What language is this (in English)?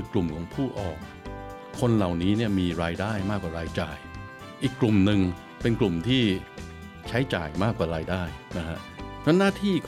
Thai